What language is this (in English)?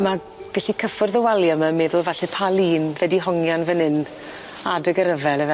Welsh